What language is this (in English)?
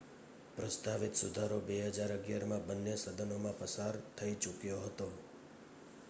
Gujarati